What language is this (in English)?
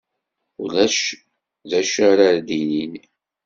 Kabyle